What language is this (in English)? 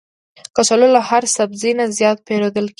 Pashto